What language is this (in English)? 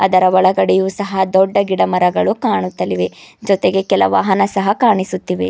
Kannada